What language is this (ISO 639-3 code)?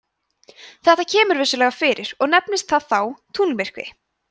isl